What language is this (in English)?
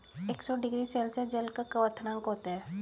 Hindi